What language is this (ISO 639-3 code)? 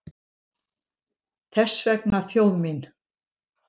isl